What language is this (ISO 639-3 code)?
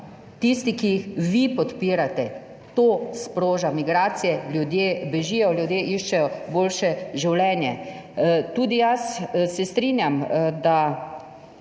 slv